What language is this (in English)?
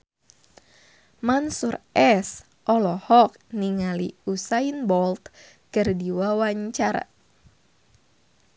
Sundanese